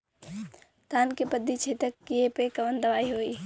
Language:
Bhojpuri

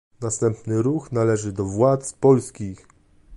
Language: Polish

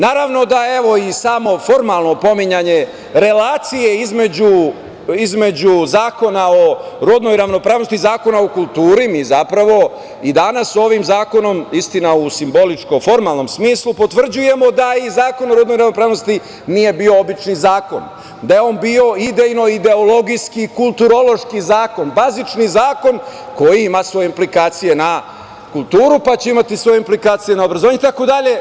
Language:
Serbian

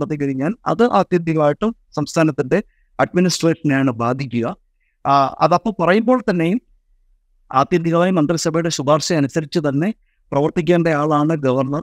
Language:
Malayalam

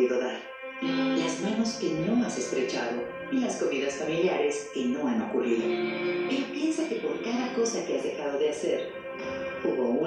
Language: Spanish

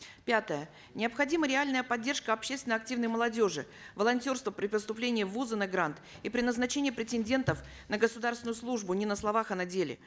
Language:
Kazakh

